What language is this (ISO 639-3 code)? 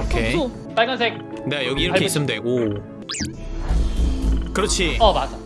kor